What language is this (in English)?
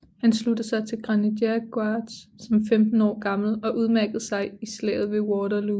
Danish